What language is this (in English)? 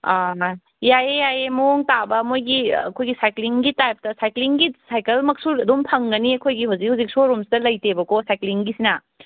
Manipuri